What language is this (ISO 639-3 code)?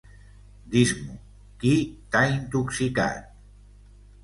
cat